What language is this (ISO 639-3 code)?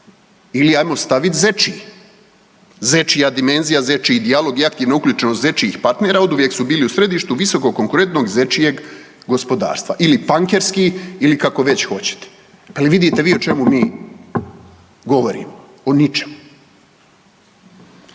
hrv